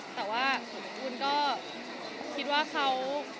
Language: Thai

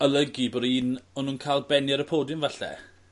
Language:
Welsh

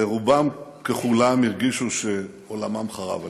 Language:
Hebrew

